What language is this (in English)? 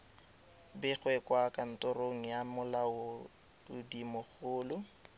Tswana